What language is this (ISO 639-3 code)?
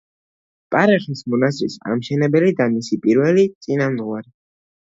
kat